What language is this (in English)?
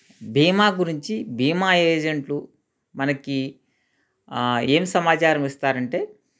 Telugu